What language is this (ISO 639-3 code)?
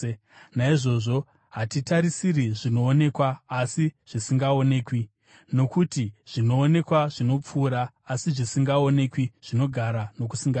sna